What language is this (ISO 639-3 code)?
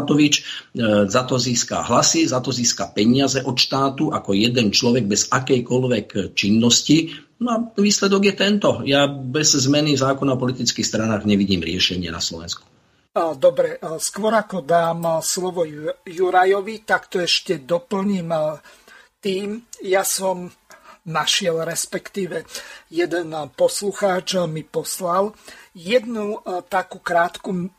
slk